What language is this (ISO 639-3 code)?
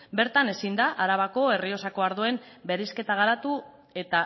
eus